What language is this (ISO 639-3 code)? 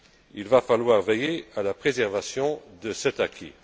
fra